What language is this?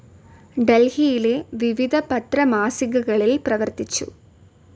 Malayalam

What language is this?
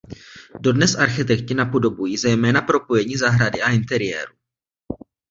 Czech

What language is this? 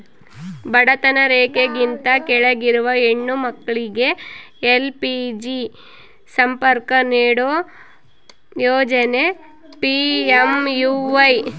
Kannada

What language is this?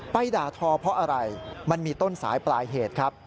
Thai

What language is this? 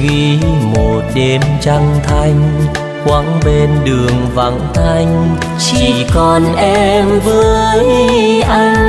Vietnamese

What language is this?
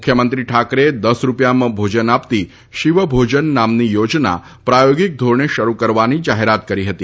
Gujarati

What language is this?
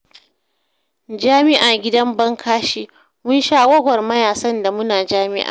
Hausa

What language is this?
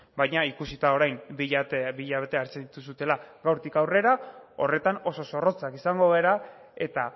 Basque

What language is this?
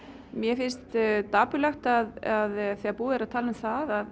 Icelandic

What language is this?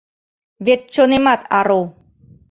Mari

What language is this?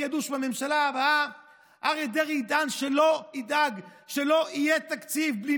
Hebrew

